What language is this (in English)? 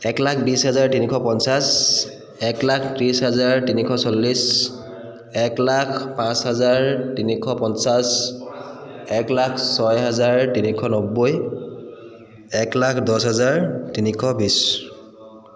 Assamese